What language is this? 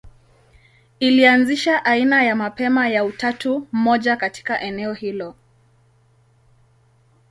Swahili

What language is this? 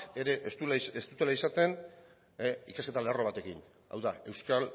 Basque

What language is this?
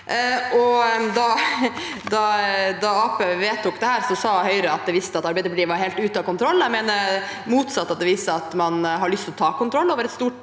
Norwegian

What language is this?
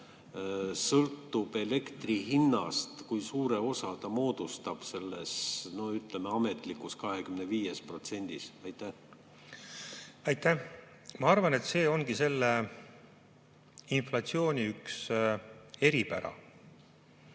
Estonian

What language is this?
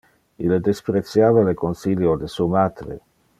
Interlingua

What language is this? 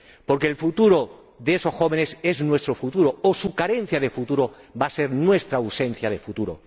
Spanish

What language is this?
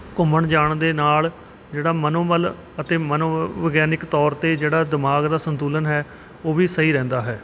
Punjabi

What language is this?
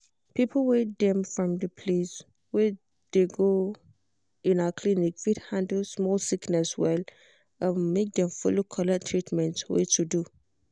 Nigerian Pidgin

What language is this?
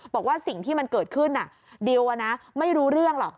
Thai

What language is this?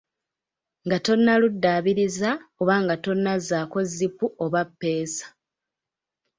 Ganda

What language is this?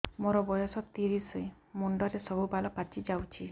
Odia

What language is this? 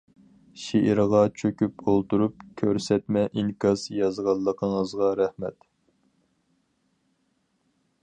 Uyghur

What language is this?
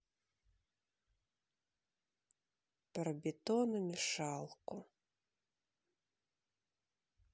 Russian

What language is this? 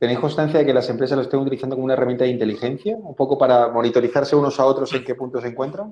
Spanish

